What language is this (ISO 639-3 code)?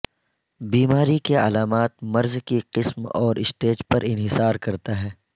urd